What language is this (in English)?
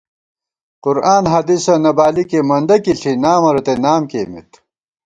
Gawar-Bati